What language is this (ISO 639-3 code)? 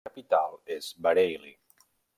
cat